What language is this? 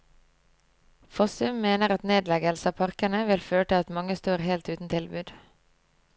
Norwegian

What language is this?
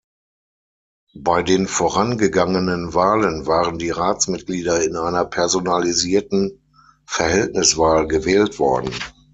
German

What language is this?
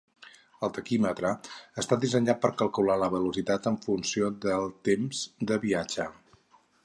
Catalan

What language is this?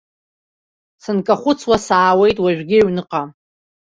Abkhazian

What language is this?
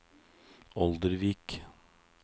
Norwegian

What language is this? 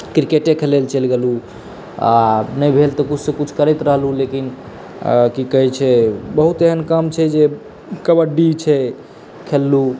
Maithili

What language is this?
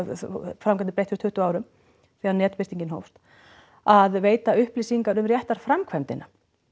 Icelandic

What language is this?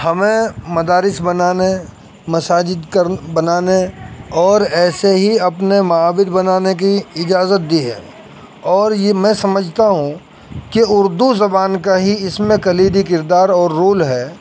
Urdu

